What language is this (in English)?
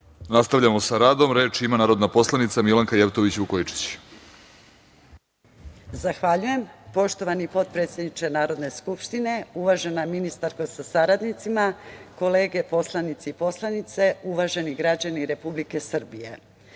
Serbian